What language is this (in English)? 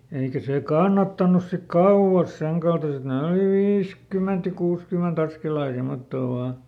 Finnish